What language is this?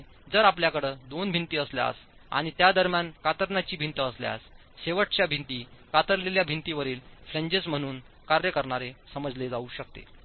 Marathi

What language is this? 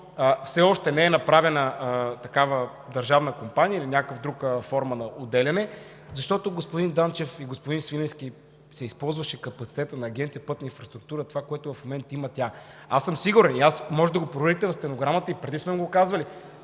Bulgarian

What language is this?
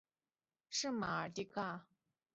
Chinese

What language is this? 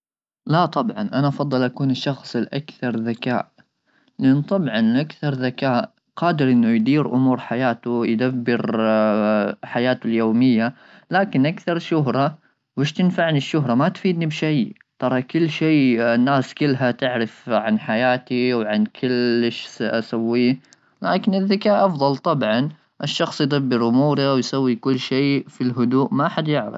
Gulf Arabic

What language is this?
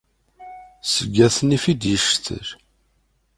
Kabyle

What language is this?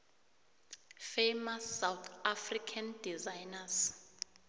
South Ndebele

